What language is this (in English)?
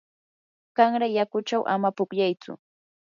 Yanahuanca Pasco Quechua